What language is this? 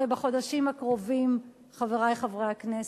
Hebrew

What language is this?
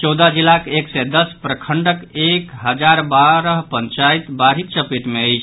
Maithili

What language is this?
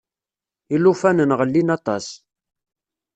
Kabyle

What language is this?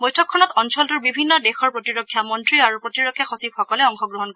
Assamese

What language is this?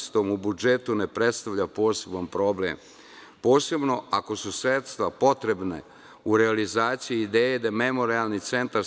Serbian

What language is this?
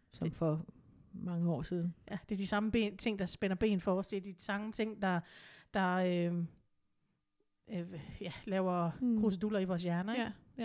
Danish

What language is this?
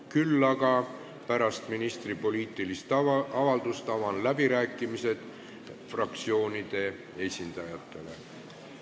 Estonian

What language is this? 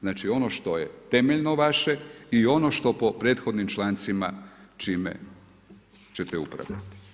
Croatian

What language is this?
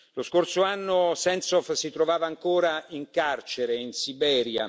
Italian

